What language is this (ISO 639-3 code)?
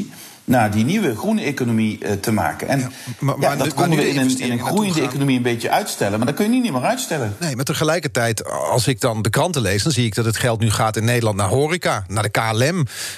nld